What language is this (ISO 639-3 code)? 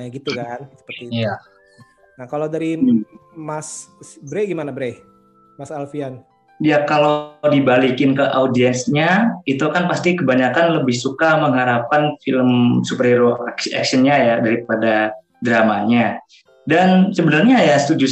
ind